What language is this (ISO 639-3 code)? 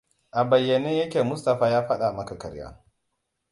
hau